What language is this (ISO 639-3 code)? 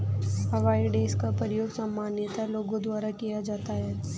hin